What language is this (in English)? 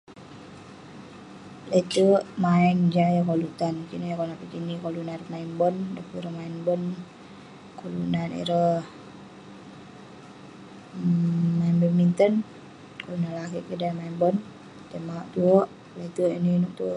Western Penan